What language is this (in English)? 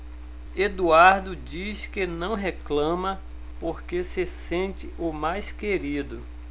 Portuguese